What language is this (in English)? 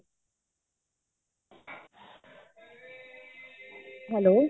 Punjabi